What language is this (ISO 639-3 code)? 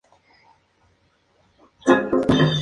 spa